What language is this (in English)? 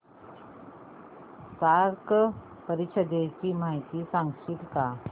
Marathi